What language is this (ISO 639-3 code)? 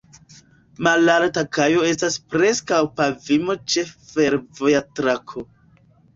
epo